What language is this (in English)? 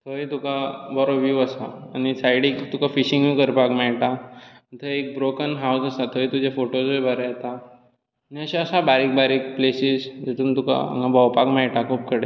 Konkani